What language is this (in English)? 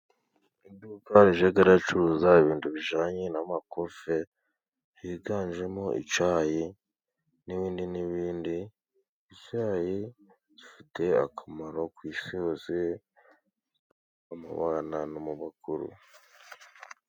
Kinyarwanda